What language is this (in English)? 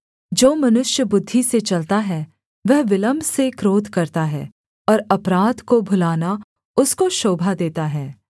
Hindi